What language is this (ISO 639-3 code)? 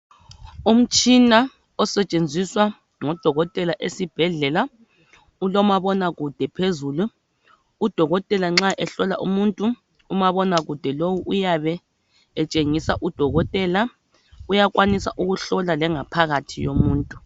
nde